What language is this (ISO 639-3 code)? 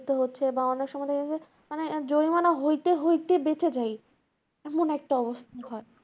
ben